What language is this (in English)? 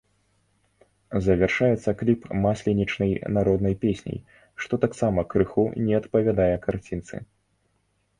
Belarusian